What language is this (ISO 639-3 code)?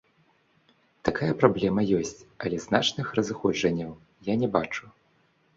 bel